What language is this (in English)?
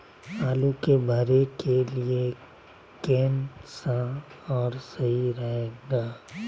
Magahi